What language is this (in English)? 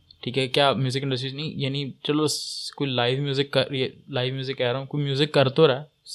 Urdu